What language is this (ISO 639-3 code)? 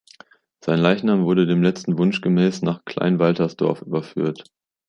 deu